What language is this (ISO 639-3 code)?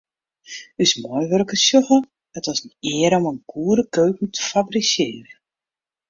fry